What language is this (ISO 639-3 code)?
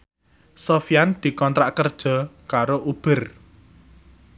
jav